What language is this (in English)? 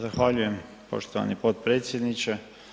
Croatian